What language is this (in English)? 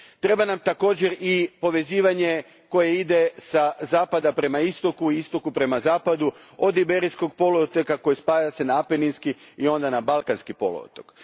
Croatian